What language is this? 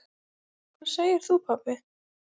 Icelandic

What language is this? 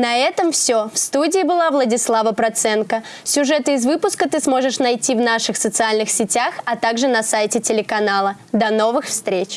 Russian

